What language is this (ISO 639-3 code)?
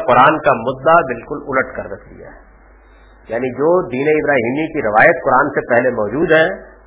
urd